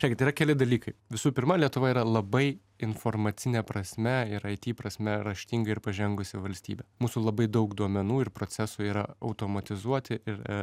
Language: Lithuanian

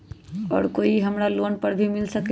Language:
Magahi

